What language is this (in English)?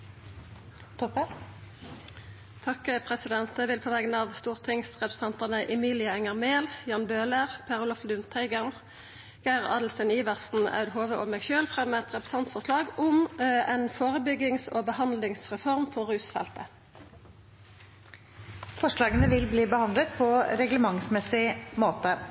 Norwegian